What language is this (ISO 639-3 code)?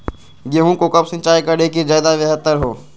mag